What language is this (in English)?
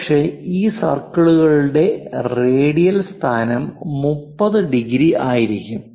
Malayalam